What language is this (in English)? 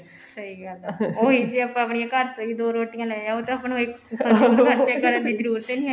Punjabi